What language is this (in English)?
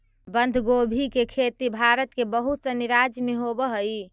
Magahi